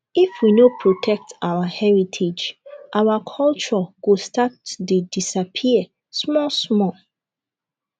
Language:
Nigerian Pidgin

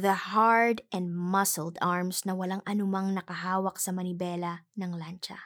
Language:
Filipino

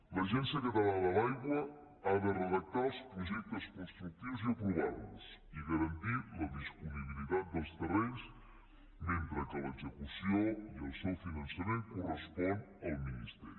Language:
Catalan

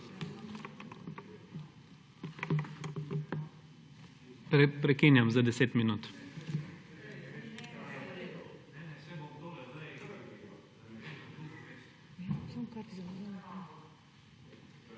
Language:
Slovenian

